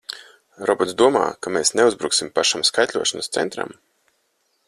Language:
Latvian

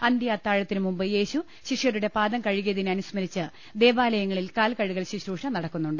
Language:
Malayalam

